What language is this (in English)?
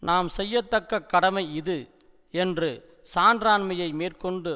Tamil